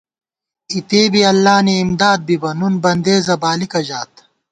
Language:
Gawar-Bati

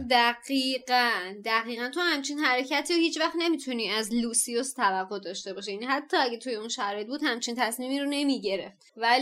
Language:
Persian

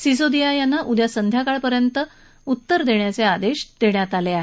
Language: Marathi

